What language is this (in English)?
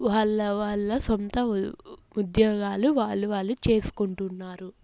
Telugu